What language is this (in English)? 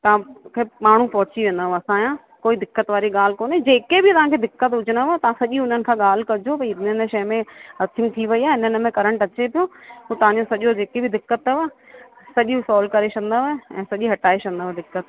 Sindhi